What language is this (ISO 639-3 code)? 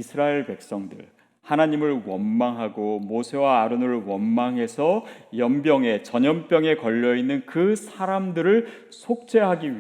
kor